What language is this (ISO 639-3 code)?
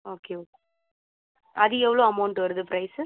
tam